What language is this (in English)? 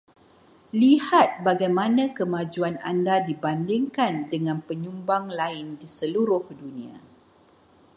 Malay